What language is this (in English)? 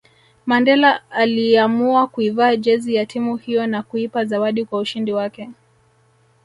Swahili